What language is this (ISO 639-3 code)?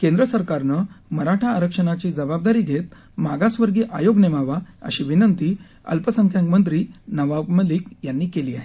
mar